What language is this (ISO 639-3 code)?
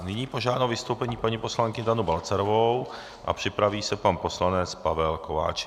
ces